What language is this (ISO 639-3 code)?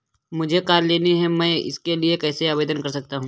hin